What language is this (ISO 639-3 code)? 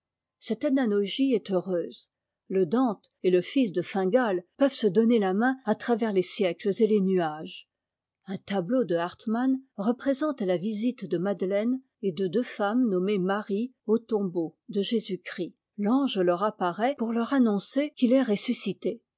fra